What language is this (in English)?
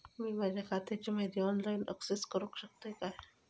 Marathi